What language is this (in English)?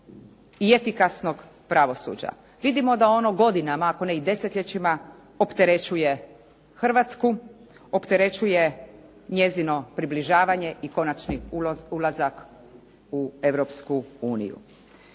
Croatian